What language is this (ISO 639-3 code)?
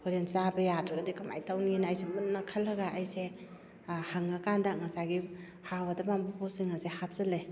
mni